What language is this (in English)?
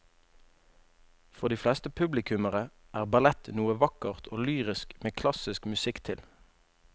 Norwegian